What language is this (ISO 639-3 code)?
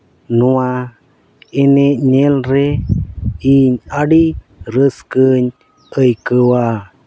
sat